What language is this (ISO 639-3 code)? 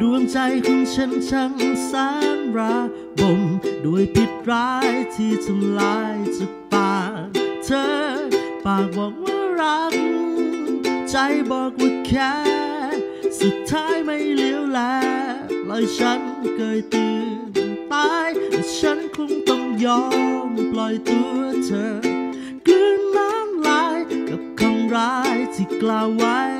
tha